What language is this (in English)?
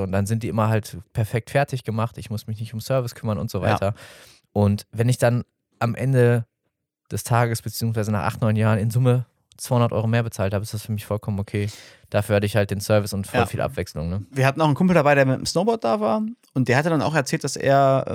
German